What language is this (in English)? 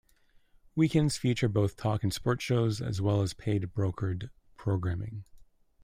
English